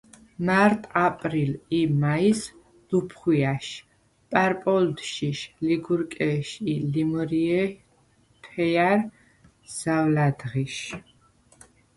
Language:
Svan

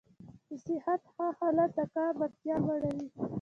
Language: Pashto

